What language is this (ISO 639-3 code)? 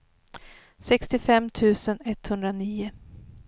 swe